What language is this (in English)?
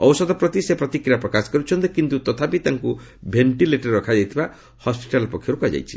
Odia